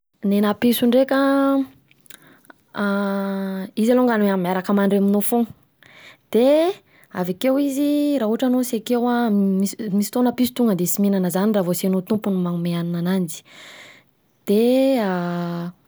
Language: Southern Betsimisaraka Malagasy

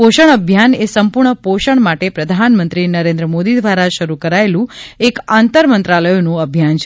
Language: Gujarati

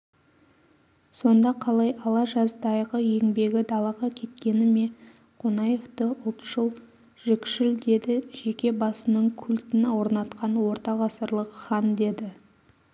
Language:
Kazakh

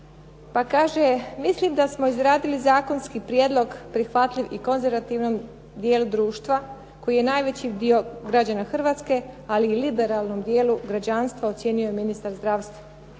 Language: Croatian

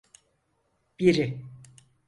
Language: Turkish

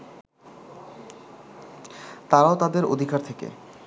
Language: Bangla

